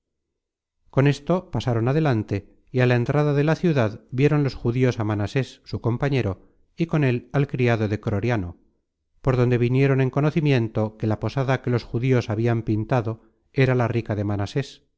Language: Spanish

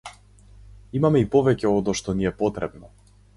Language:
Macedonian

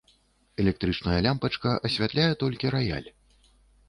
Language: Belarusian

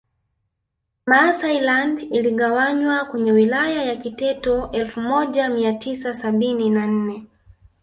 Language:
Swahili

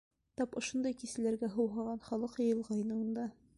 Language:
Bashkir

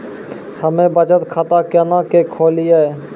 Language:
Maithili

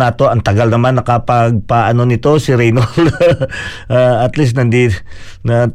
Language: Filipino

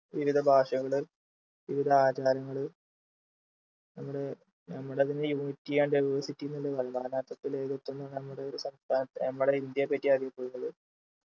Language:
Malayalam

